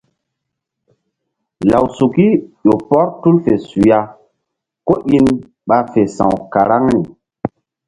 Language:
Mbum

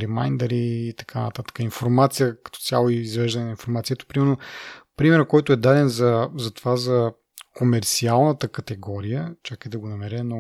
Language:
Bulgarian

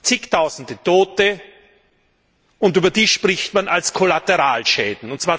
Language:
German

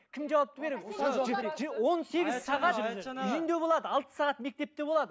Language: Kazakh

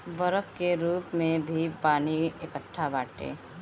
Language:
Bhojpuri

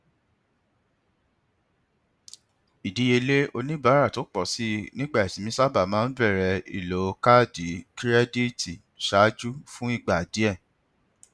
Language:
Yoruba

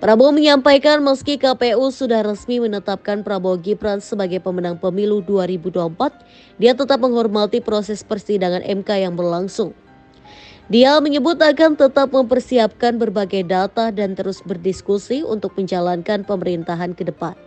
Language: Indonesian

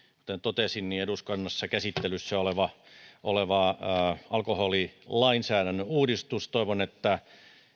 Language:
Finnish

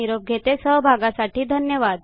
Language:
Marathi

